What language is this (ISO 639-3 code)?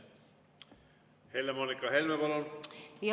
est